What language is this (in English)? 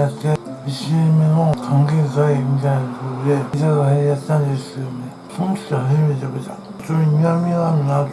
Japanese